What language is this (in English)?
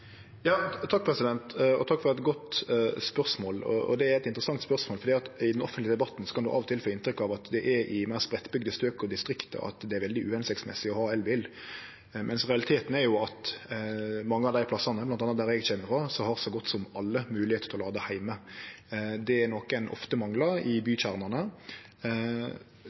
Norwegian Nynorsk